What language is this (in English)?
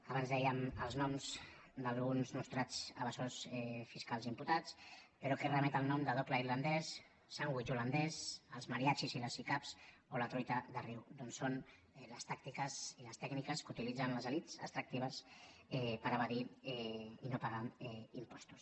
Catalan